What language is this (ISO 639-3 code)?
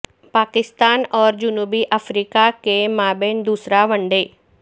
urd